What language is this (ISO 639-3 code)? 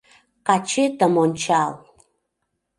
chm